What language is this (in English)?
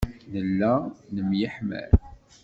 Kabyle